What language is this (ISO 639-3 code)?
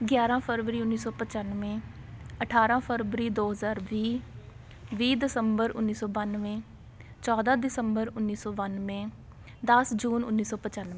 pan